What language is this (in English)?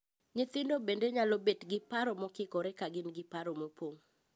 Luo (Kenya and Tanzania)